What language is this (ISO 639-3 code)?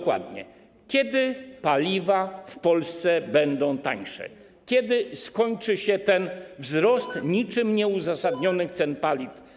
pol